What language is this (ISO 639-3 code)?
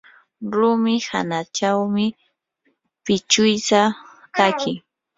qur